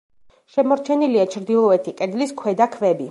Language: Georgian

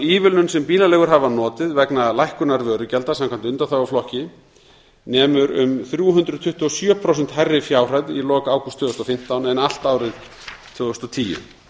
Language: Icelandic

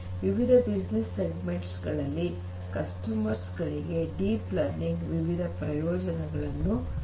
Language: Kannada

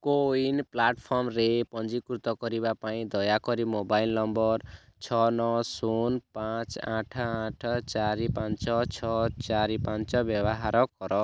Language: Odia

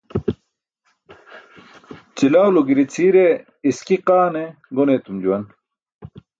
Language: Burushaski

